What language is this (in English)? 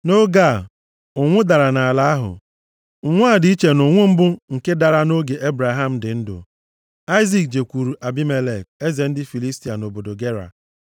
Igbo